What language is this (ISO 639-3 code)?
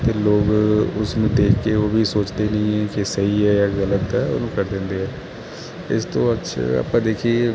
pan